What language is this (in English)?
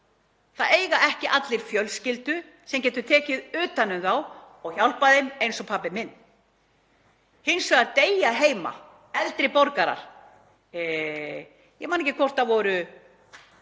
Icelandic